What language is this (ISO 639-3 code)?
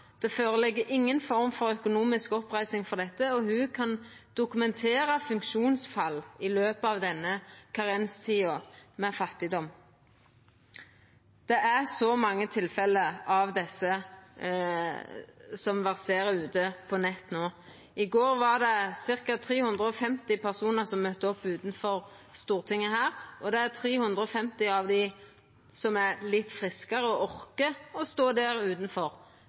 nno